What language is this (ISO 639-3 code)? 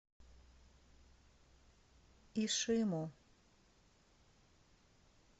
rus